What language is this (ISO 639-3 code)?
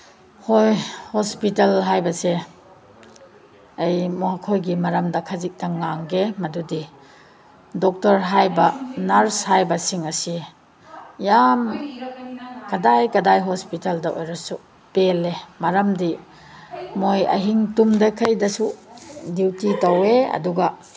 mni